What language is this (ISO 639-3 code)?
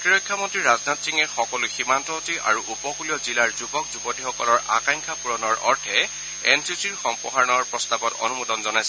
asm